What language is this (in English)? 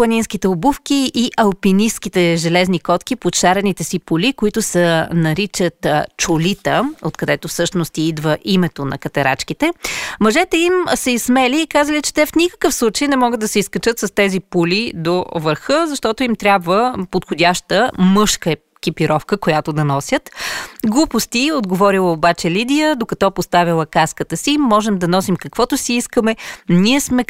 Bulgarian